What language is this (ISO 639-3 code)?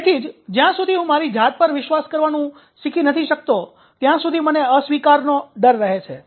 guj